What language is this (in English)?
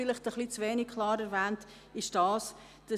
Swiss German